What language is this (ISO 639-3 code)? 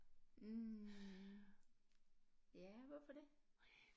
dan